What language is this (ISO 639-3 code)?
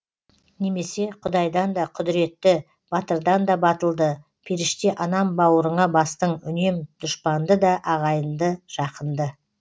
kaz